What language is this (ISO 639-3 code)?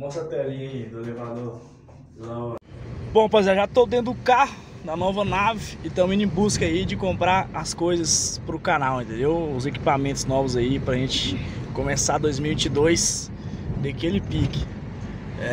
por